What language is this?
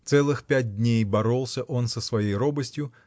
Russian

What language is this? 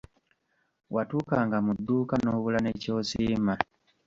Ganda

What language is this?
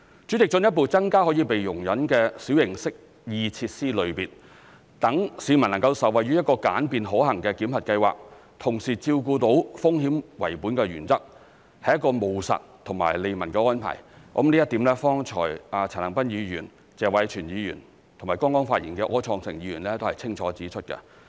Cantonese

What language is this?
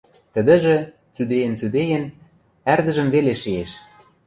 Western Mari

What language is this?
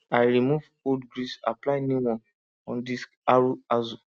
Nigerian Pidgin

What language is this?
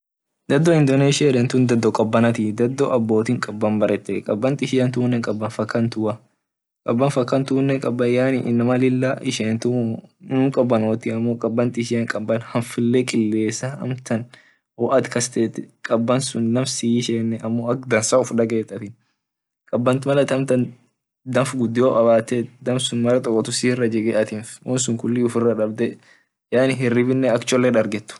Orma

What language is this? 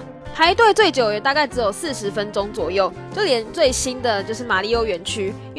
Chinese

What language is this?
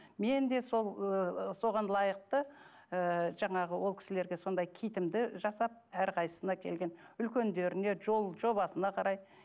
Kazakh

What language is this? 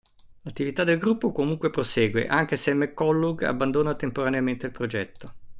Italian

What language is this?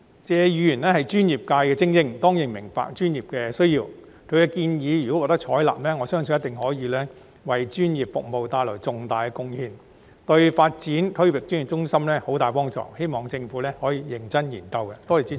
Cantonese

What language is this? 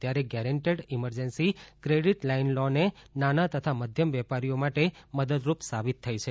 Gujarati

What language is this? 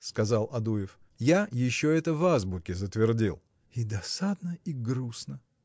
Russian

